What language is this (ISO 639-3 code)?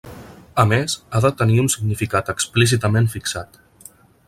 cat